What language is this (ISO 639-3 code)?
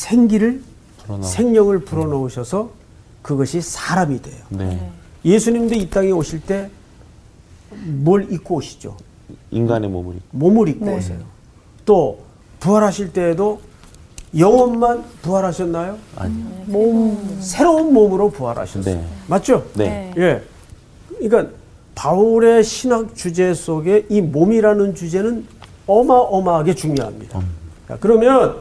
kor